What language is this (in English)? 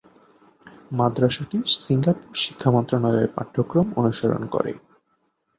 Bangla